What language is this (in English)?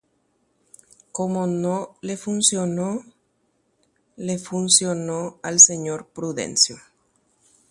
Guarani